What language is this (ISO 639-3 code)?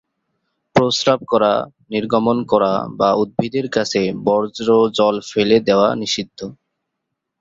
ben